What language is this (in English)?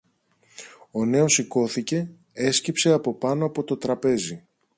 Greek